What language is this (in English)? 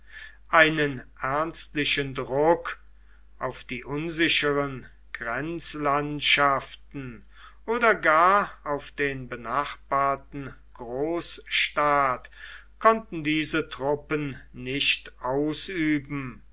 German